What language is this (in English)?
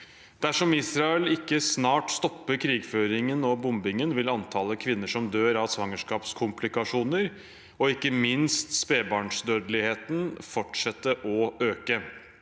Norwegian